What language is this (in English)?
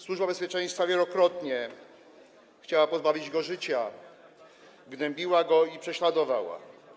Polish